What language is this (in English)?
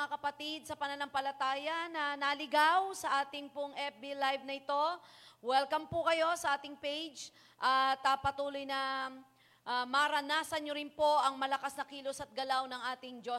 Filipino